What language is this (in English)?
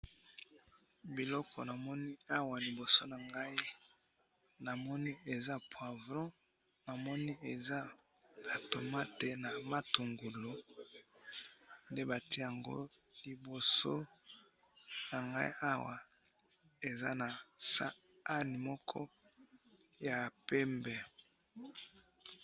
Lingala